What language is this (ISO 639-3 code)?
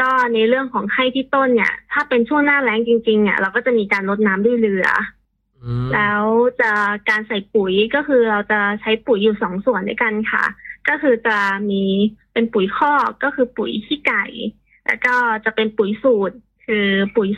tha